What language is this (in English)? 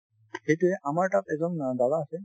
Assamese